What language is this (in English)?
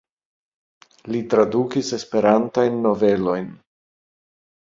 Esperanto